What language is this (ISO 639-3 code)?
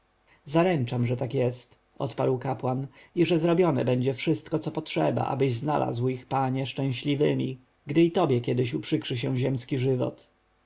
pol